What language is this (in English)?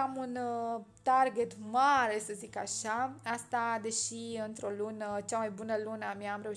Romanian